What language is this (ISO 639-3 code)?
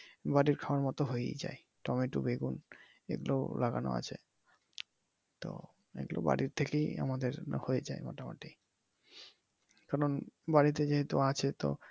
ben